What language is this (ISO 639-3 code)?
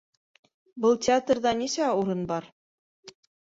bak